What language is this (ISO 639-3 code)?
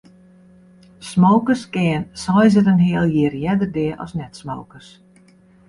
fry